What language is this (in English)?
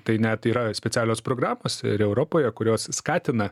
Lithuanian